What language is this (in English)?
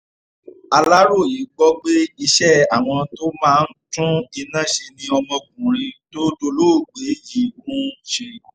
Yoruba